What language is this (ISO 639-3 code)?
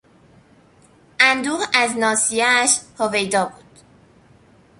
fas